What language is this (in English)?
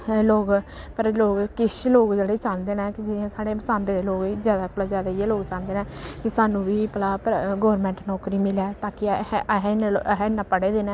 Dogri